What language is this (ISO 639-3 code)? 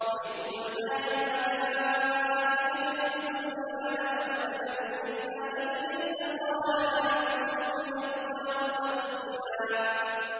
ara